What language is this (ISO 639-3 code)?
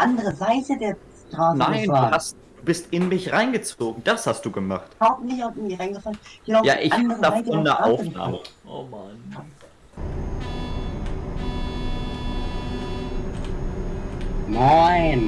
deu